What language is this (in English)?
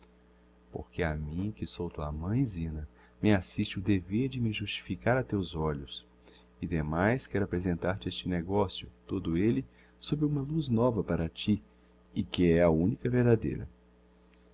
Portuguese